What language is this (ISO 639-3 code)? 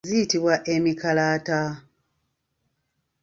lug